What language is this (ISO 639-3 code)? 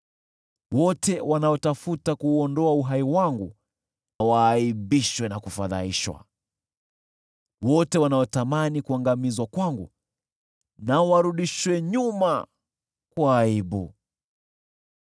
swa